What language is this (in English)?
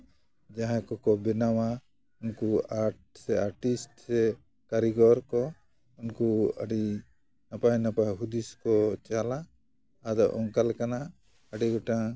Santali